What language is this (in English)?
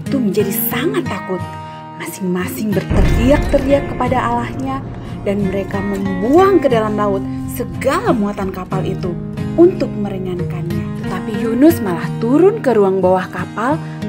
Indonesian